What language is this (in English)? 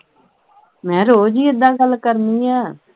Punjabi